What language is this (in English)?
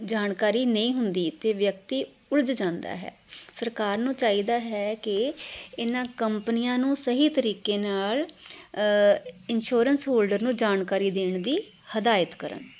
Punjabi